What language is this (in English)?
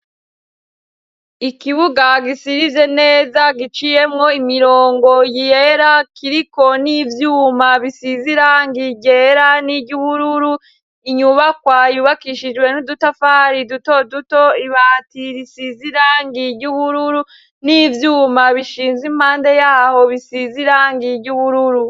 Rundi